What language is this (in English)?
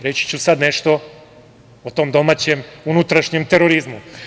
Serbian